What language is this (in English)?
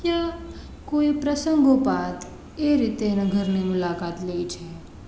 Gujarati